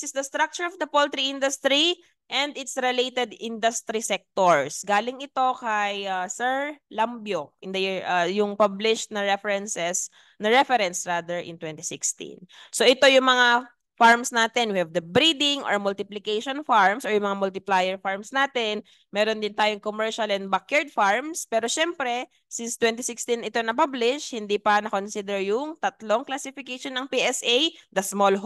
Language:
Filipino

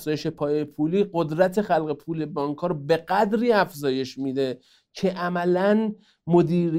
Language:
Persian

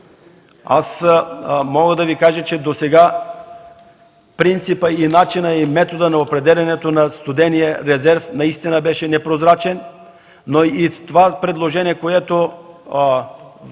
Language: Bulgarian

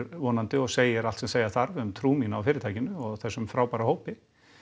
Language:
Icelandic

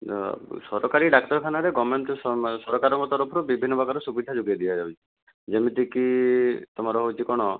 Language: Odia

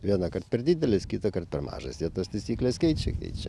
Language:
Lithuanian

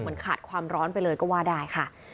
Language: Thai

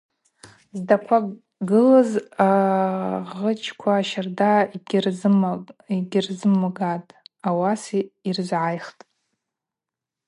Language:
Abaza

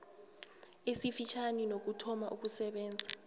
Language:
South Ndebele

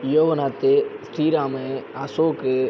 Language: Tamil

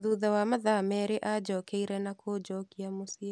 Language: Kikuyu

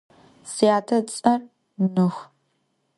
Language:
Adyghe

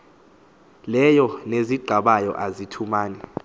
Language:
Xhosa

